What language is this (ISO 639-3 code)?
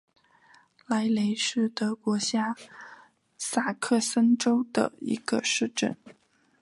zho